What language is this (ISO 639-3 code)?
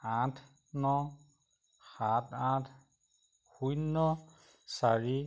asm